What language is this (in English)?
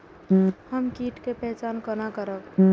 Maithili